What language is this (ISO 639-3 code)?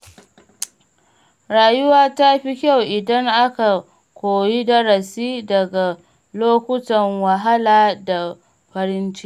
hau